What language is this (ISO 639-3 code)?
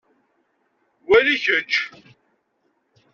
kab